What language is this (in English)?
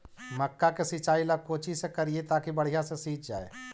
Magahi